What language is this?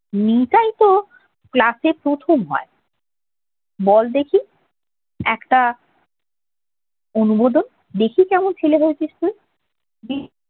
Bangla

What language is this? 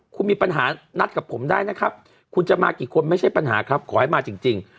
Thai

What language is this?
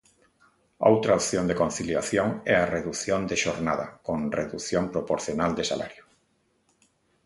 Galician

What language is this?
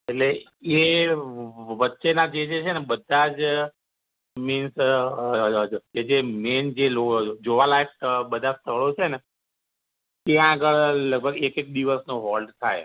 Gujarati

